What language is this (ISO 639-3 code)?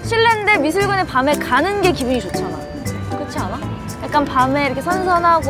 kor